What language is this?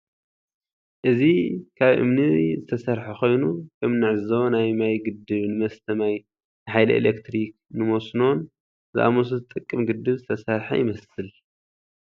Tigrinya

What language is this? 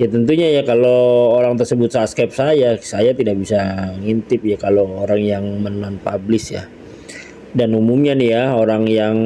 Indonesian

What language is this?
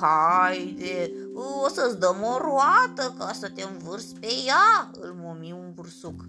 Romanian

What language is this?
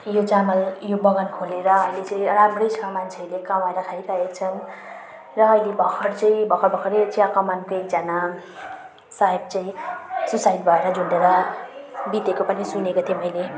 Nepali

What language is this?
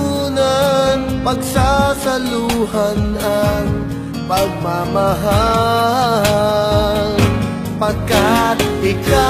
Indonesian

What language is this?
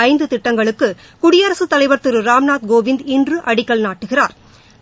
Tamil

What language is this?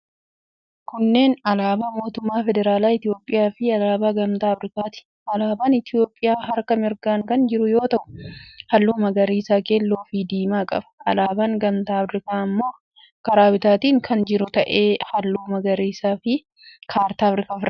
Oromo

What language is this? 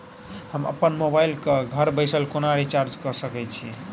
Maithili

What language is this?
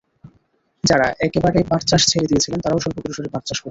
Bangla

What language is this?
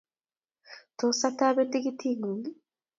Kalenjin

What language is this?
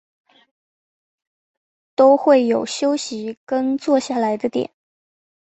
Chinese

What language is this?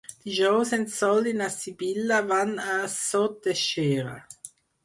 Catalan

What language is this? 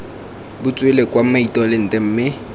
Tswana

